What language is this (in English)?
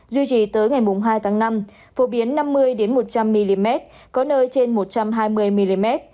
Vietnamese